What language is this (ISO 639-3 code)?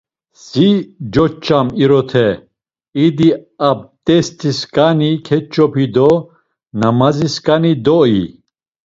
lzz